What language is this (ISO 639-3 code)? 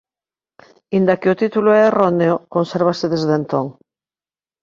glg